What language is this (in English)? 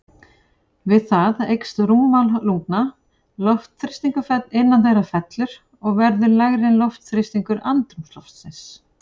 Icelandic